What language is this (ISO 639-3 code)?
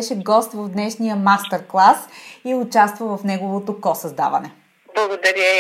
bul